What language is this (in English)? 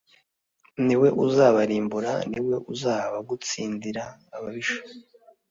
Kinyarwanda